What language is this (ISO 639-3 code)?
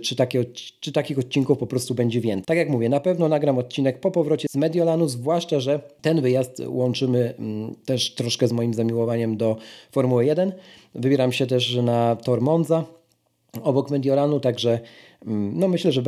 pol